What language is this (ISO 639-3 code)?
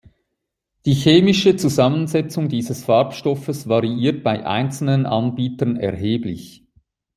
deu